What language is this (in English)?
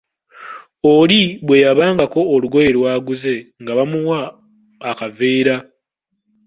Ganda